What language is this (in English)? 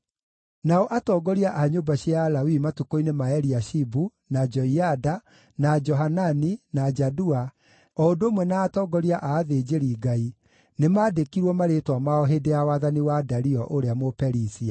Kikuyu